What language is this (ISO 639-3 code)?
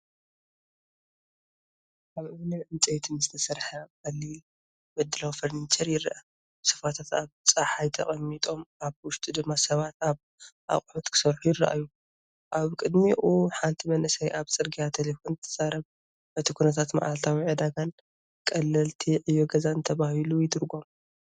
tir